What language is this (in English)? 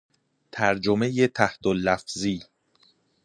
Persian